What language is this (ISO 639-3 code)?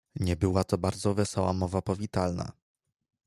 pol